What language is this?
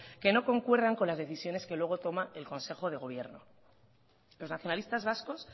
Spanish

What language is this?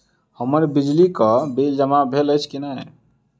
Maithili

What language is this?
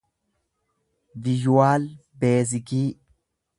Oromo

